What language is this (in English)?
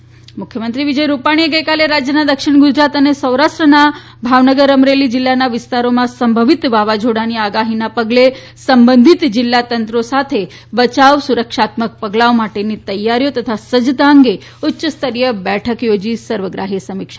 Gujarati